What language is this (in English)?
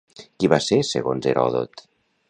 Catalan